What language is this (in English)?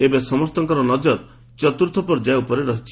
Odia